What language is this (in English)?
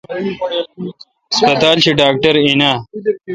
Kalkoti